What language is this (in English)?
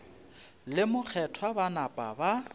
Northern Sotho